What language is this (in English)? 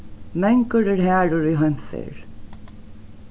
Faroese